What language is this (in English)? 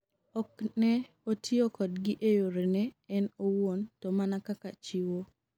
Luo (Kenya and Tanzania)